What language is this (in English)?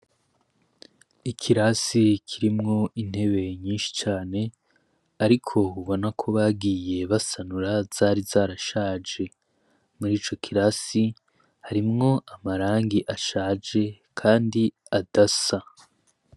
Rundi